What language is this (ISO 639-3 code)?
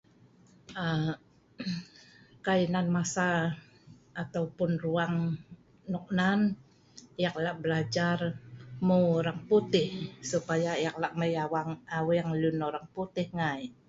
snv